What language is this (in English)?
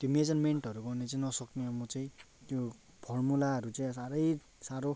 Nepali